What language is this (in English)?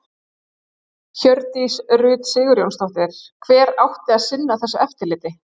Icelandic